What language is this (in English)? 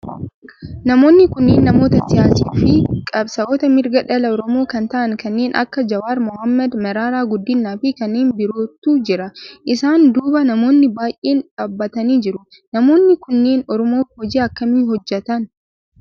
Oromo